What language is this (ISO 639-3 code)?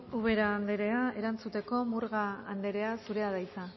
eus